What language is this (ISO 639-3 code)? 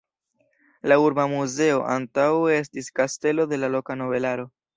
epo